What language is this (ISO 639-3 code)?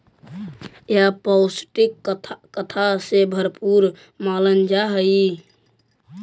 mag